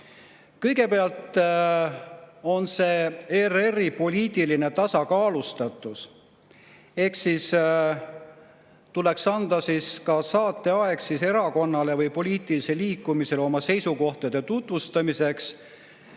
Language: Estonian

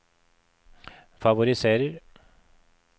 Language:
Norwegian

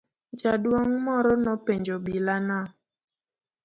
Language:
Luo (Kenya and Tanzania)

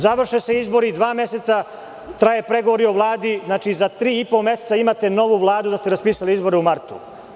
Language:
Serbian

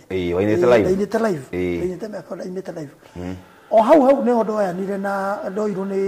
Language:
Swahili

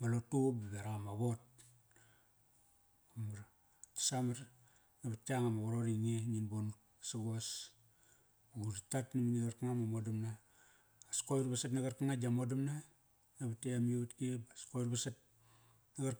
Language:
Kairak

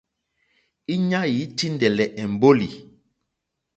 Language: Mokpwe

